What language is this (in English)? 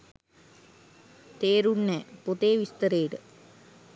Sinhala